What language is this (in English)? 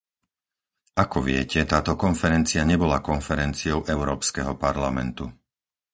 Slovak